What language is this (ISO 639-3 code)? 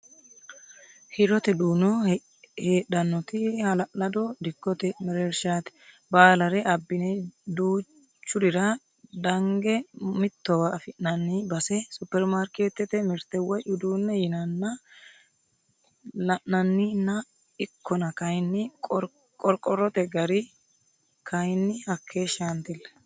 sid